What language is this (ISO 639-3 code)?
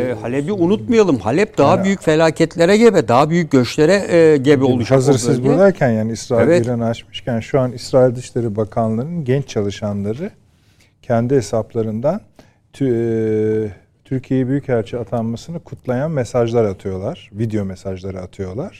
tur